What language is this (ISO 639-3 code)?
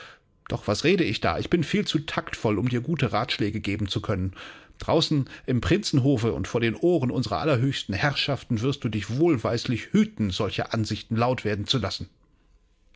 deu